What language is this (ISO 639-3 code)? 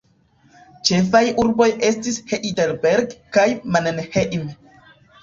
epo